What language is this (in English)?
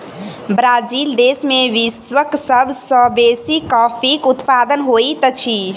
Maithili